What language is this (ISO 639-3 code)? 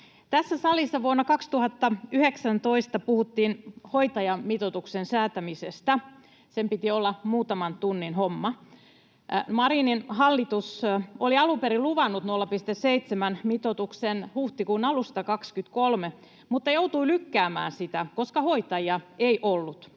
fin